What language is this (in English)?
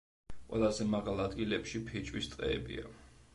Georgian